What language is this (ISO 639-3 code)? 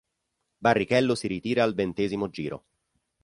ita